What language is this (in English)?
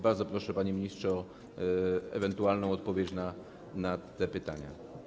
Polish